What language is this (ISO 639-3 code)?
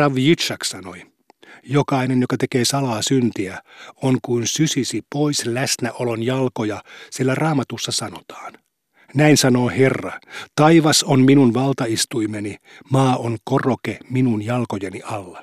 fin